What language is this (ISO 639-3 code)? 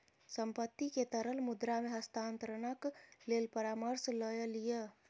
mai